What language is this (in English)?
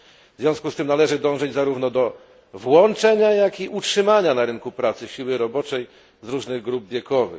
Polish